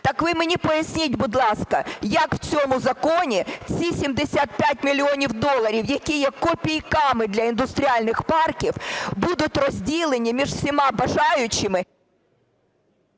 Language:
Ukrainian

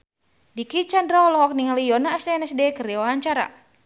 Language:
Sundanese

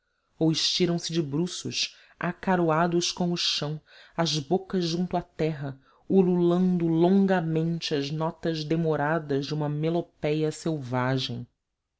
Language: Portuguese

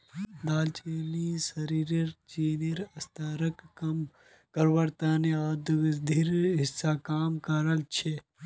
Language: Magahi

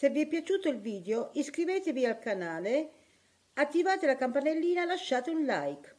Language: Italian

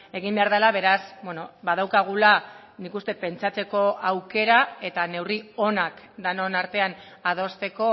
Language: Basque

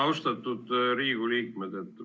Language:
Estonian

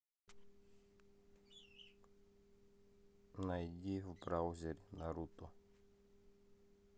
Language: Russian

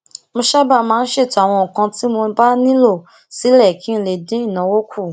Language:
Yoruba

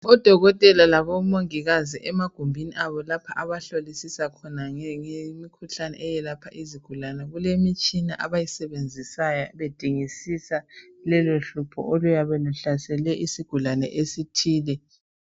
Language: North Ndebele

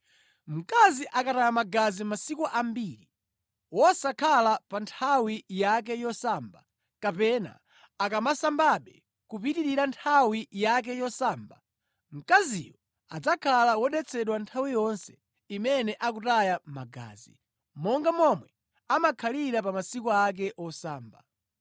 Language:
Nyanja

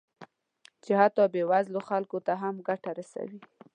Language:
Pashto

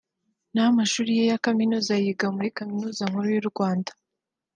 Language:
Kinyarwanda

